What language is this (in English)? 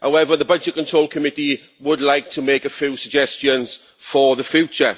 English